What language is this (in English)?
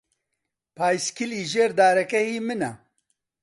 Central Kurdish